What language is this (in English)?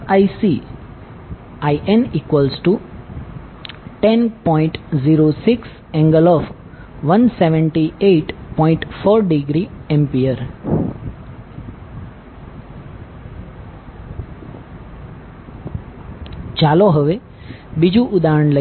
Gujarati